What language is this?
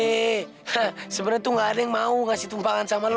Indonesian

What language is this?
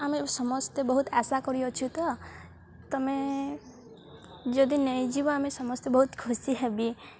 Odia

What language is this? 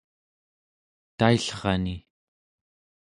Central Yupik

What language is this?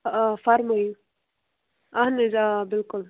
Kashmiri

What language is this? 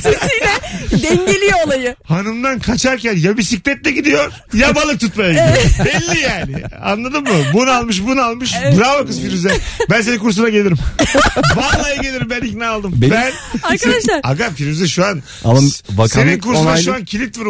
Turkish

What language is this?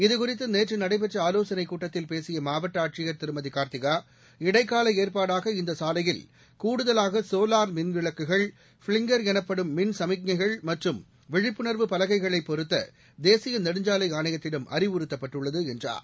Tamil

